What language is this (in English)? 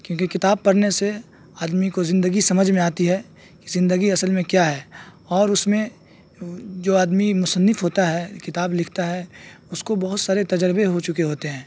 Urdu